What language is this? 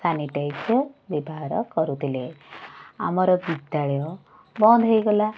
Odia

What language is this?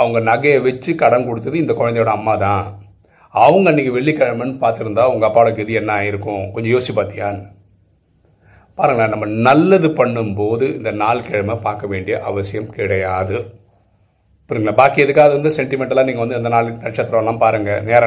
Tamil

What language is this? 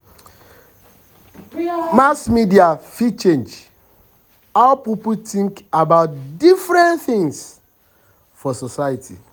Nigerian Pidgin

